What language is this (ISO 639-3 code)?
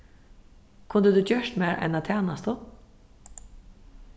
fao